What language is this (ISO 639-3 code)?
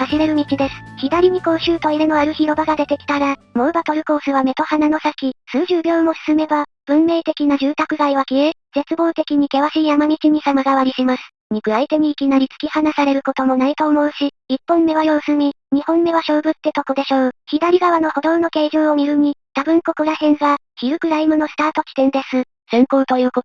jpn